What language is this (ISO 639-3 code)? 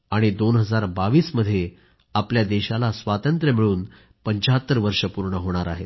mar